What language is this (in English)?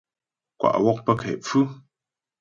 Ghomala